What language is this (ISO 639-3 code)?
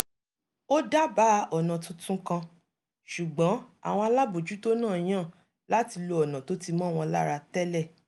yor